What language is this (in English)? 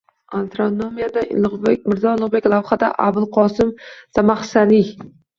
Uzbek